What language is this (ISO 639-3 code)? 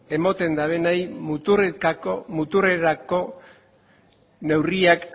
eus